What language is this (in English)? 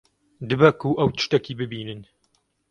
Kurdish